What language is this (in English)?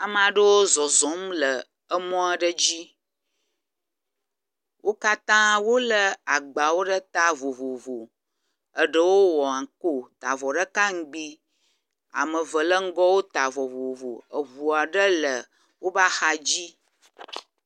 Ewe